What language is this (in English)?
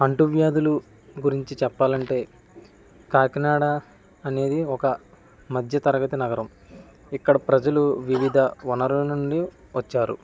Telugu